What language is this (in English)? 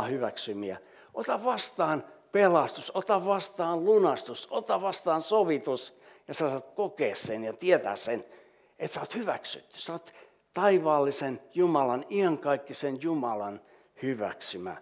Finnish